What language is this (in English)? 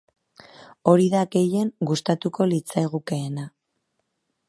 Basque